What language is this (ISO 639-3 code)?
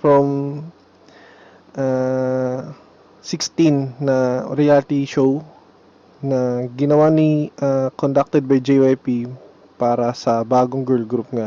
fil